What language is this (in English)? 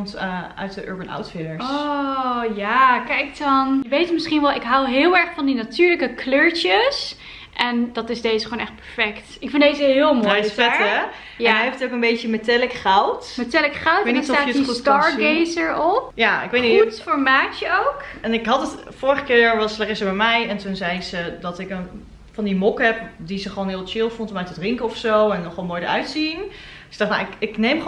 Dutch